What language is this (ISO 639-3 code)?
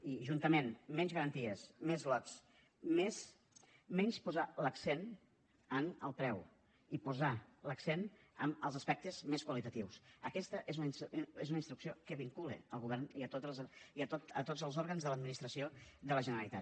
cat